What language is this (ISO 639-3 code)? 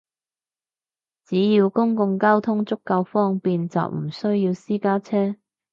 yue